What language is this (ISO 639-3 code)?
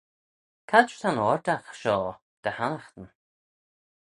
glv